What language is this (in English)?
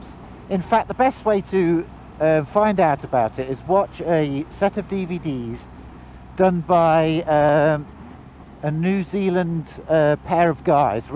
English